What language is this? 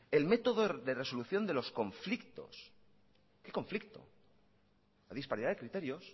Spanish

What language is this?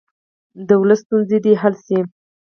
Pashto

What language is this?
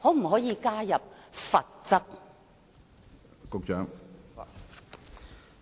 Cantonese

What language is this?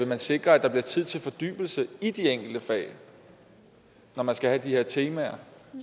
Danish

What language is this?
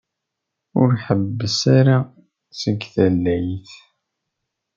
Kabyle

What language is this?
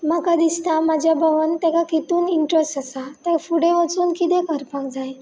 Konkani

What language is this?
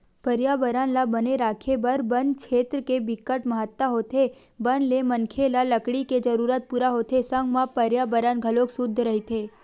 Chhattisgarhi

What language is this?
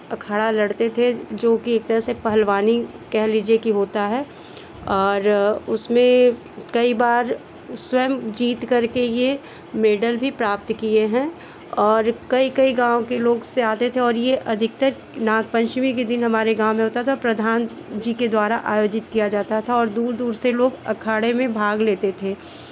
Hindi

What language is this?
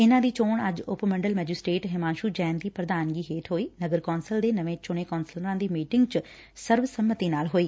Punjabi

